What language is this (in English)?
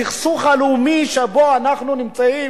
Hebrew